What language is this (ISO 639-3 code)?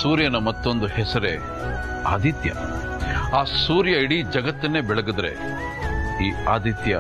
kan